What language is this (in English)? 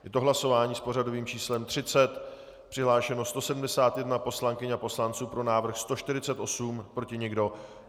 Czech